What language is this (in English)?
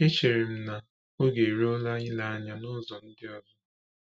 Igbo